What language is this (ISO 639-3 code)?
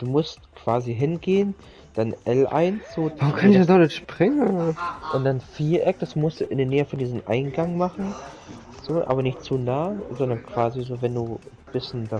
deu